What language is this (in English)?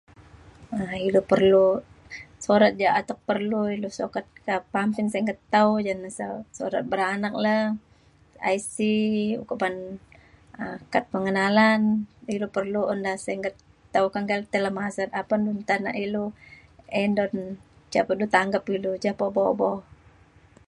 Mainstream Kenyah